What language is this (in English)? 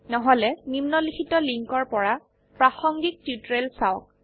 Assamese